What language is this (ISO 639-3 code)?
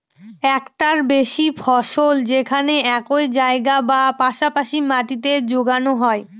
ben